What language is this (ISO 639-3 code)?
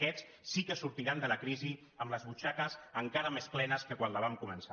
cat